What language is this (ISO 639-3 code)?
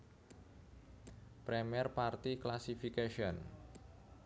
jav